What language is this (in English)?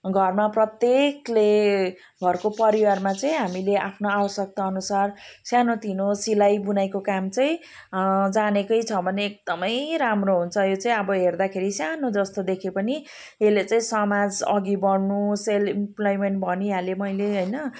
Nepali